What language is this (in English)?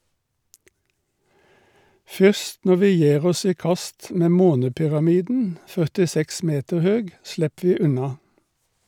Norwegian